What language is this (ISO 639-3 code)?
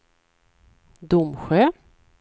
swe